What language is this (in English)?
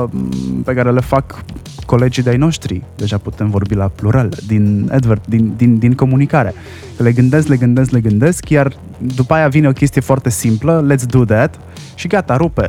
Romanian